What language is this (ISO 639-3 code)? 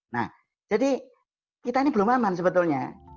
ind